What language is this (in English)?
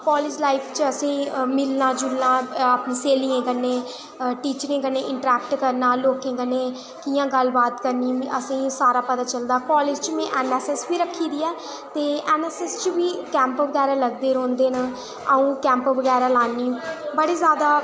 Dogri